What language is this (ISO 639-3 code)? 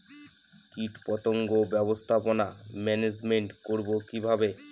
ben